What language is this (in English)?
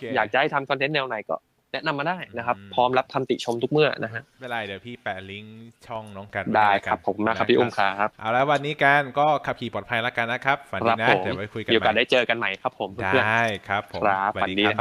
Thai